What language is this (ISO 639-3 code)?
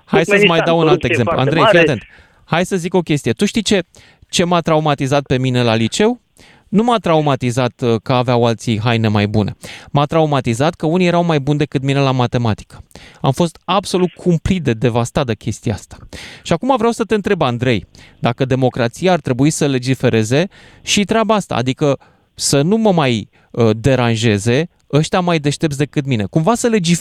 ron